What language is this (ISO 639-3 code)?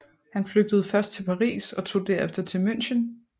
dan